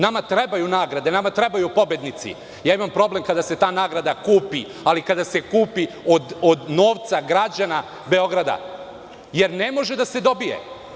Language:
Serbian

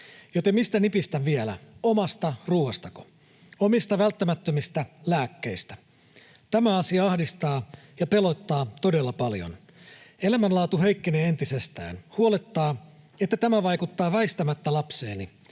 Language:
Finnish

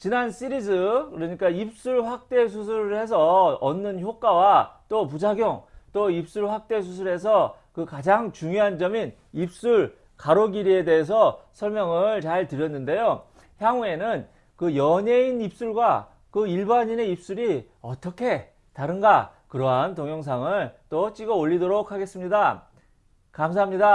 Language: Korean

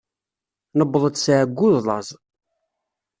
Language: Kabyle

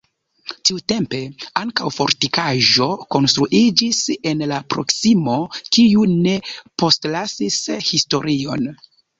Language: Esperanto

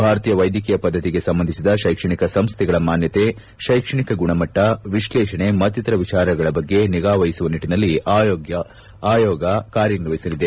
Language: Kannada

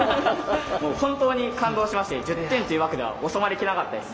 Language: Japanese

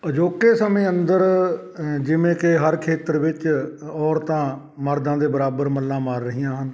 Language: Punjabi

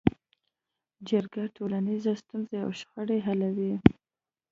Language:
Pashto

